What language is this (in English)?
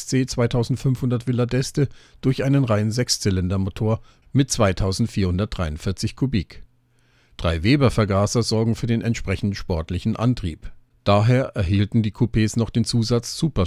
German